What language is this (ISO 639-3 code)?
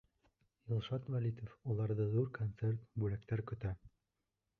bak